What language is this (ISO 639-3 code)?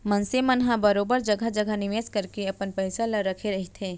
hne